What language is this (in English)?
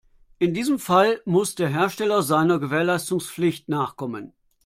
German